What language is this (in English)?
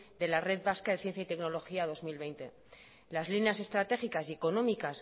Spanish